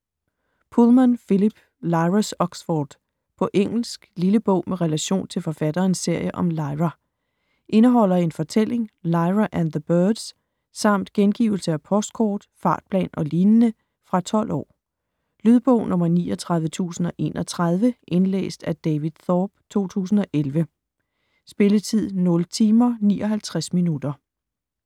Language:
Danish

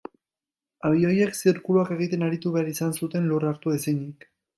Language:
Basque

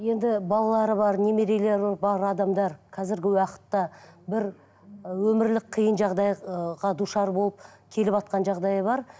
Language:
Kazakh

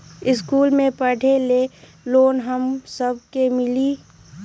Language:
Magahi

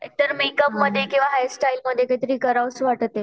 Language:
Marathi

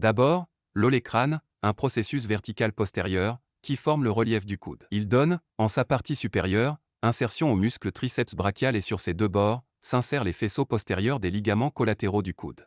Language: French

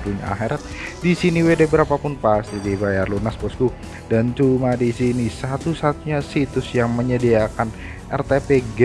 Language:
Indonesian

